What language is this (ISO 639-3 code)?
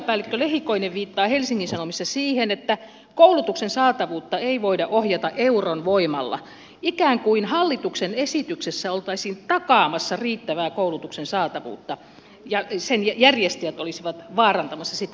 fin